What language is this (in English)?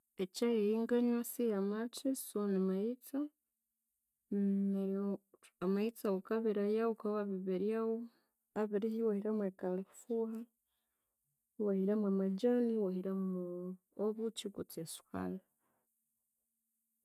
Konzo